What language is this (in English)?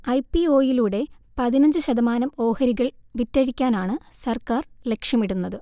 Malayalam